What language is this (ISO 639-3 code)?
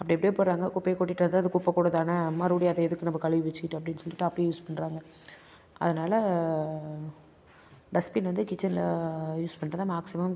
tam